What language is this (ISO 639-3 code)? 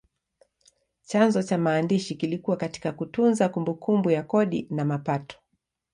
swa